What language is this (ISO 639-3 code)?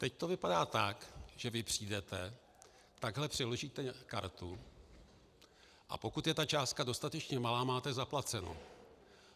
ces